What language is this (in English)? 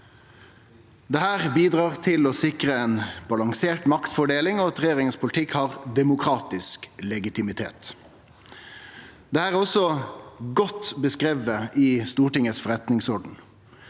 Norwegian